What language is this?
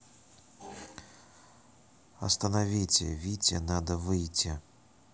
Russian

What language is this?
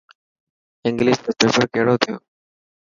Dhatki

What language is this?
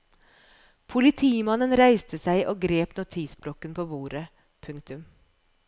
Norwegian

